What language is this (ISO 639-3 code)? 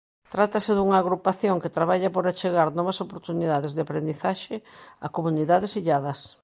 glg